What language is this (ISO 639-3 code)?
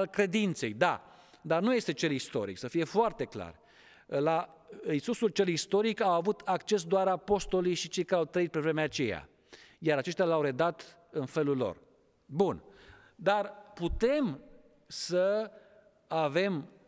ron